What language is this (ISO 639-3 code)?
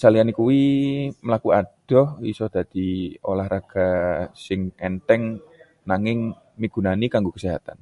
jav